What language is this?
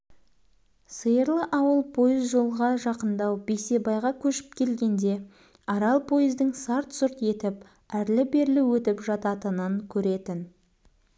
Kazakh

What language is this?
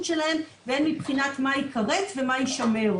Hebrew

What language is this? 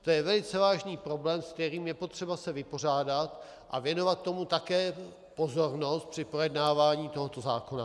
Czech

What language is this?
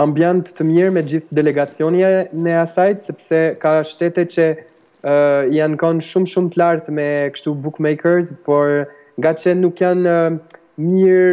Dutch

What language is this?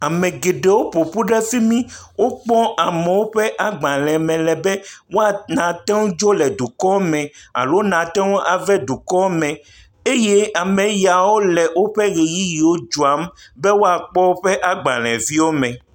Ewe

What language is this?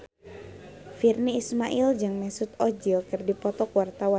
Sundanese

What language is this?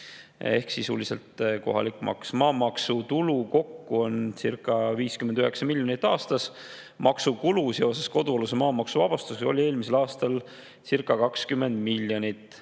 Estonian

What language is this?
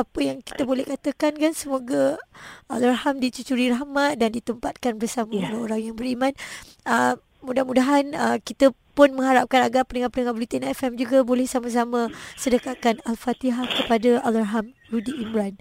Malay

